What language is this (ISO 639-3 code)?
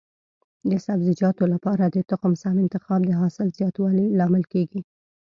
pus